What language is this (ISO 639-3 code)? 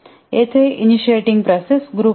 mar